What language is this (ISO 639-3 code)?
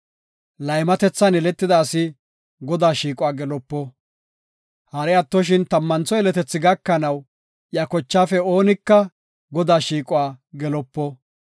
gof